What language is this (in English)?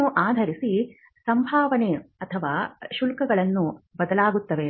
Kannada